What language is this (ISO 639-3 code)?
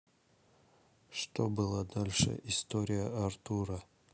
rus